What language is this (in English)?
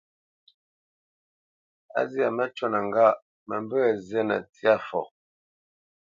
Bamenyam